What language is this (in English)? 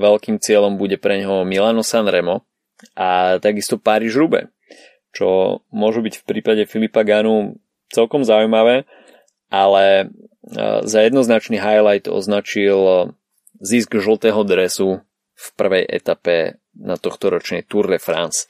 Slovak